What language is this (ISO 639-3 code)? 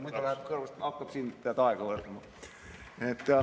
est